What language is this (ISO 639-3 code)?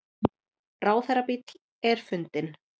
isl